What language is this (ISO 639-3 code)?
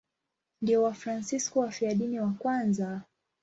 swa